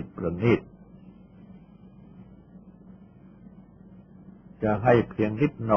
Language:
Thai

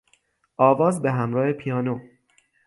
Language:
Persian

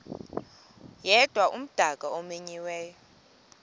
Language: Xhosa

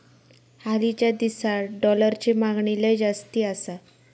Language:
Marathi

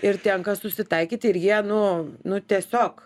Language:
Lithuanian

